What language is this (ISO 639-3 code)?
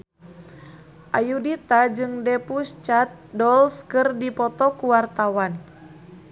sun